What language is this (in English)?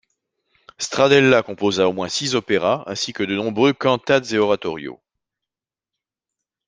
French